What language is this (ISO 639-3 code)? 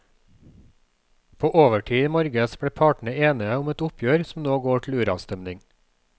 nor